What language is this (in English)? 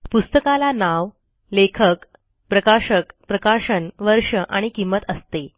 Marathi